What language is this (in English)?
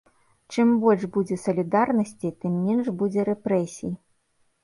Belarusian